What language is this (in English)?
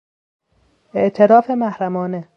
Persian